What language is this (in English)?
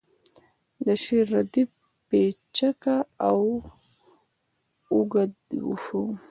Pashto